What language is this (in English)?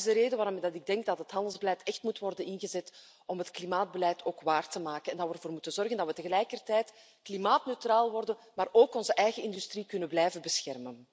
Dutch